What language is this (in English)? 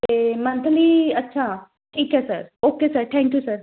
Punjabi